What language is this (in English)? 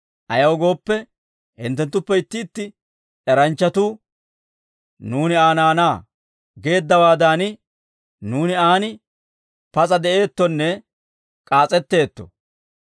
Dawro